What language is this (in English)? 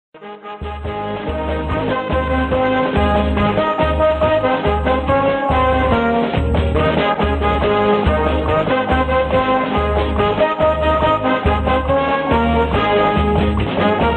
Portuguese